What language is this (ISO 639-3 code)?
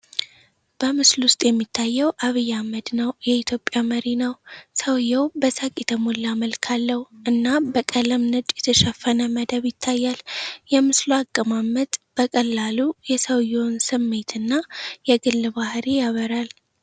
amh